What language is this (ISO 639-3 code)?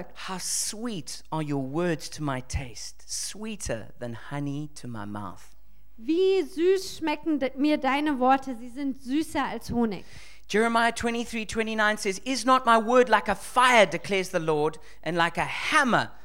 deu